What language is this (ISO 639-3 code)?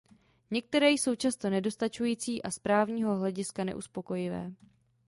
ces